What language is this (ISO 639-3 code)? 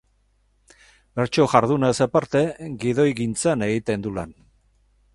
eus